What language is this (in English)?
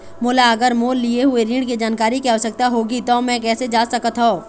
Chhattisgarhi